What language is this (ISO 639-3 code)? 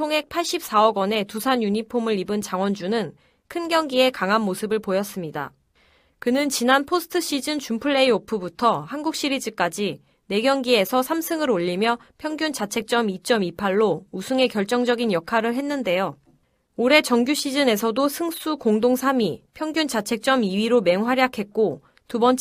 kor